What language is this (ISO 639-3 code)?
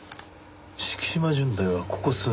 jpn